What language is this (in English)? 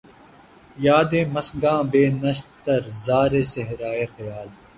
Urdu